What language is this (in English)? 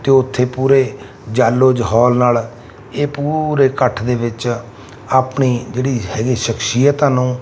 Punjabi